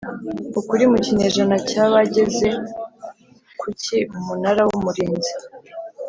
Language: Kinyarwanda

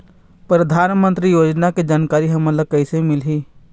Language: Chhattisgarhi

